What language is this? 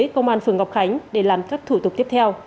Vietnamese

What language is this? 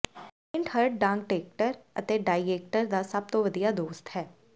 Punjabi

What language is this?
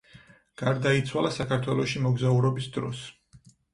Georgian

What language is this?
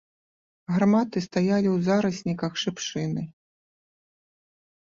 Belarusian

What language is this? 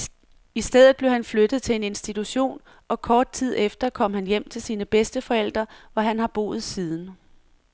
Danish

